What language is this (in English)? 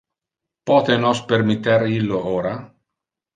Interlingua